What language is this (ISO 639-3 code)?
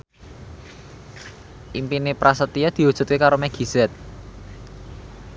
jav